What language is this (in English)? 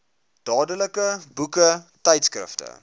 Afrikaans